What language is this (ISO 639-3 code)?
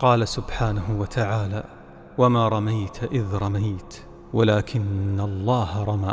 ara